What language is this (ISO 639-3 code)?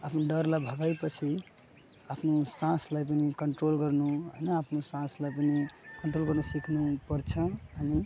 nep